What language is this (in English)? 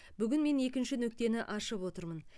Kazakh